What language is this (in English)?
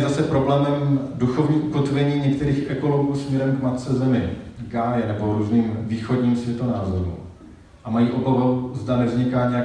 Czech